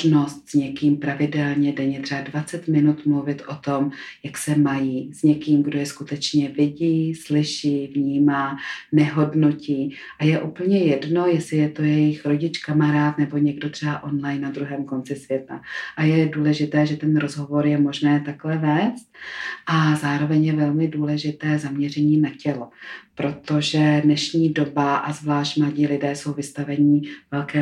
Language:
Czech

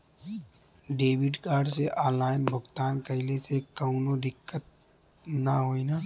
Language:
Bhojpuri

